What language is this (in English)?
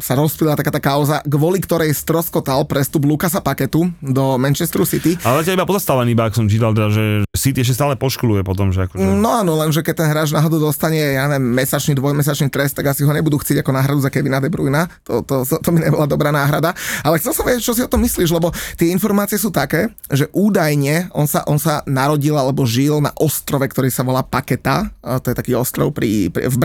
Slovak